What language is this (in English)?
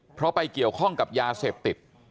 Thai